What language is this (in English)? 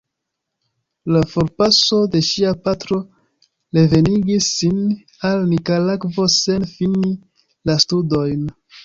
Esperanto